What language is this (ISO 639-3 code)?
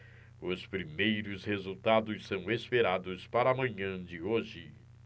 por